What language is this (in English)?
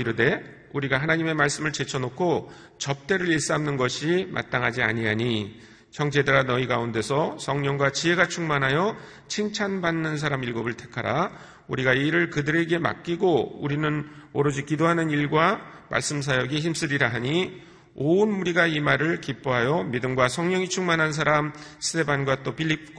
Korean